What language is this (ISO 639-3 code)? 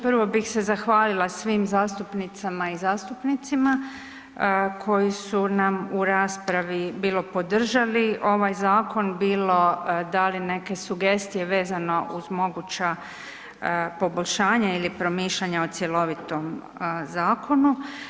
hrv